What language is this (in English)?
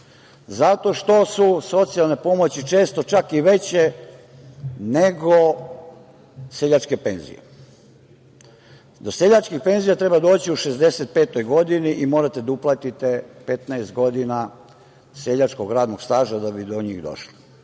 Serbian